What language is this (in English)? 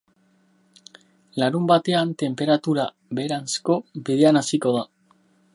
Basque